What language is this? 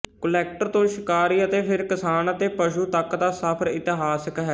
Punjabi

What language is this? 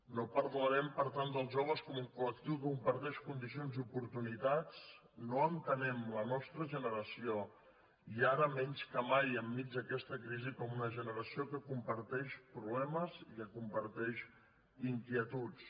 Catalan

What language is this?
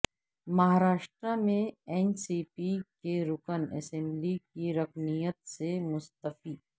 Urdu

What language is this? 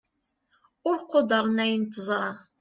Kabyle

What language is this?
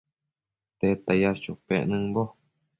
Matsés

